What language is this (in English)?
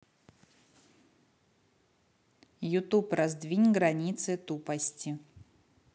Russian